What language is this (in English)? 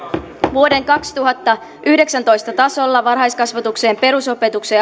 Finnish